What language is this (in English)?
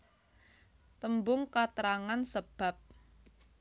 Javanese